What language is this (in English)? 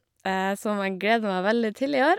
Norwegian